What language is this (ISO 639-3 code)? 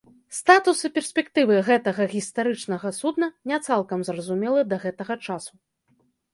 bel